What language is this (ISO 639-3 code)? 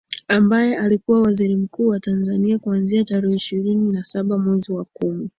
swa